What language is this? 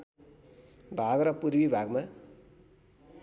Nepali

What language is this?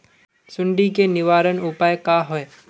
Magahi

